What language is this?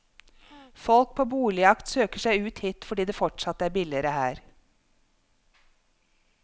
Norwegian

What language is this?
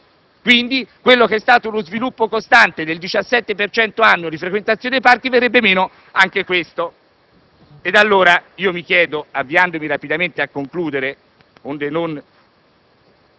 Italian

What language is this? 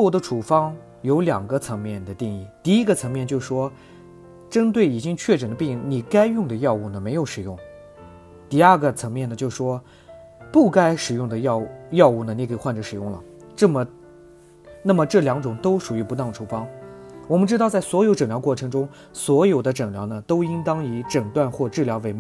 Chinese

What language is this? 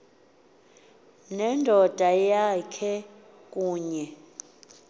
Xhosa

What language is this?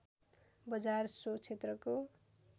Nepali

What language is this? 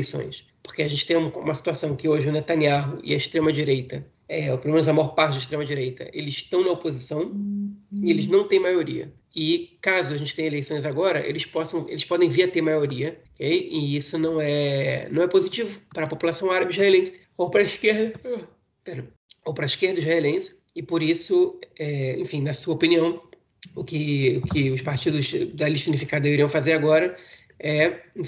Portuguese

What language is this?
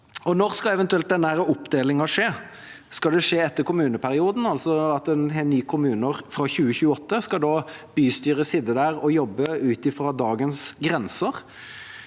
Norwegian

